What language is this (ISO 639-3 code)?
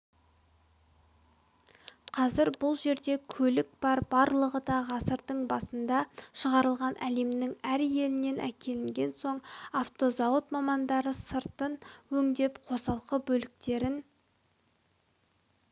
kaz